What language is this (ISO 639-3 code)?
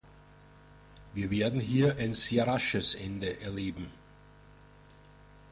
deu